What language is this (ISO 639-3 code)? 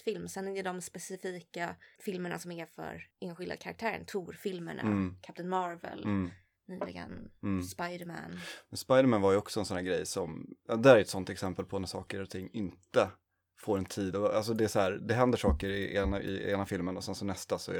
swe